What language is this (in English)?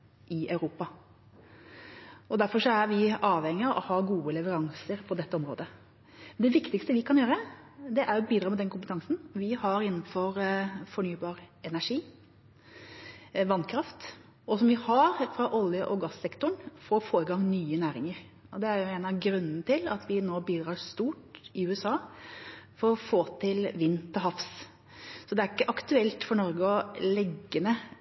Norwegian Bokmål